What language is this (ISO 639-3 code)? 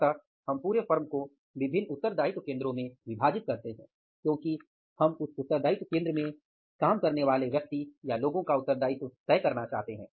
hin